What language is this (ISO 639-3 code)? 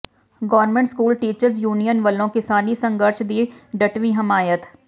pan